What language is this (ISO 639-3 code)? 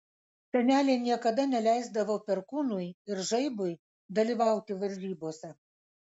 lit